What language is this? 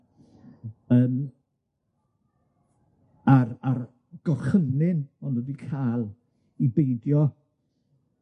Welsh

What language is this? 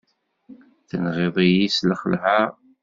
Kabyle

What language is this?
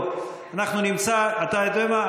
Hebrew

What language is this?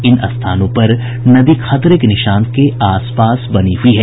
Hindi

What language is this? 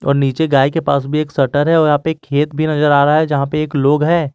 Hindi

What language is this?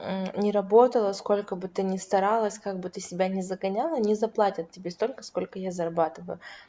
Russian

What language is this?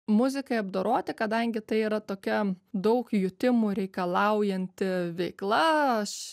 Lithuanian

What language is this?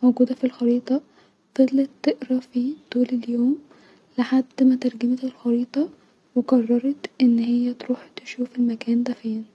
Egyptian Arabic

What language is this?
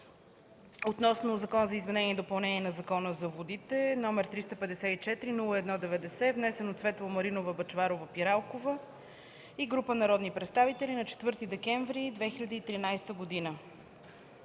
Bulgarian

